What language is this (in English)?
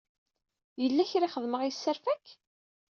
Kabyle